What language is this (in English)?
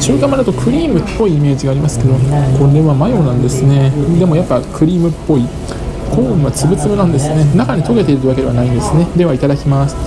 Japanese